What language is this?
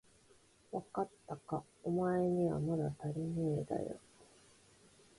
Japanese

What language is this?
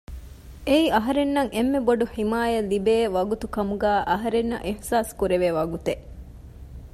Divehi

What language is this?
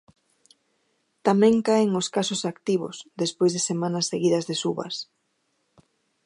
Galician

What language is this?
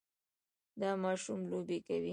Pashto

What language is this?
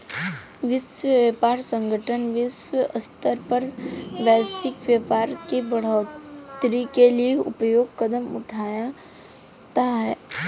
Hindi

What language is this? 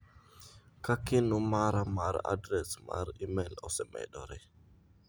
Luo (Kenya and Tanzania)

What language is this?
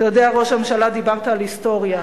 Hebrew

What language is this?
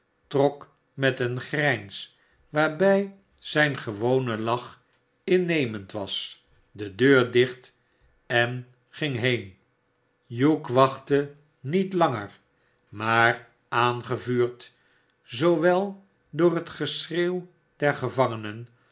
Dutch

